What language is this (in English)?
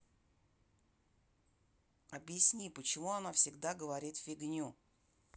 Russian